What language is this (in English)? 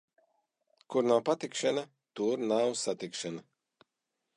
Latvian